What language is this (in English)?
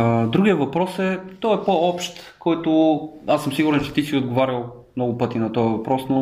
Bulgarian